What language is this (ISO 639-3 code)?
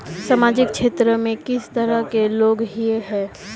mag